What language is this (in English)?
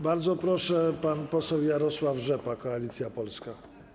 Polish